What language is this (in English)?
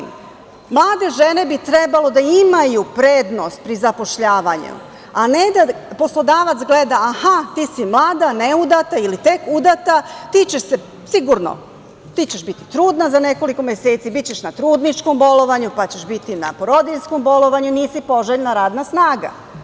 Serbian